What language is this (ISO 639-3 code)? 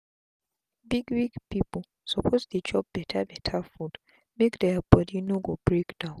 pcm